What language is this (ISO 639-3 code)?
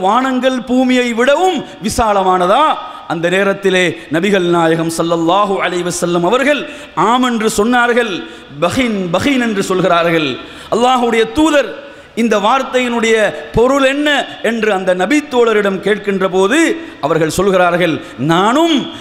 ind